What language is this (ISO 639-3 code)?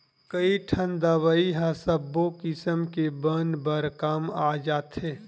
hne